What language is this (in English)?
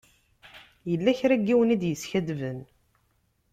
Kabyle